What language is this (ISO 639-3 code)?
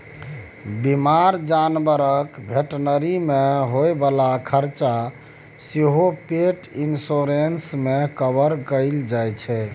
mai